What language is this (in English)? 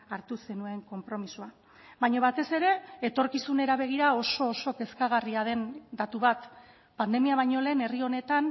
Basque